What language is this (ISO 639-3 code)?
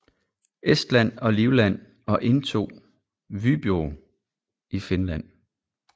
dan